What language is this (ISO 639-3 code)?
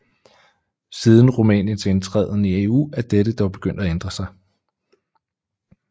dan